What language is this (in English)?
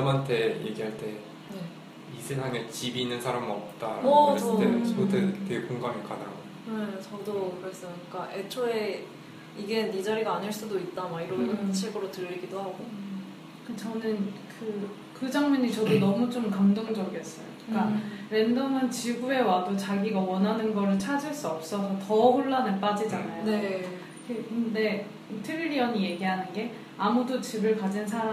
Korean